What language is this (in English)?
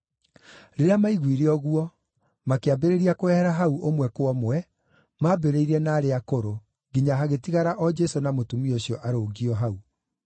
Kikuyu